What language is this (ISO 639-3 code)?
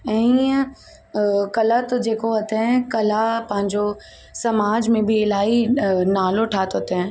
snd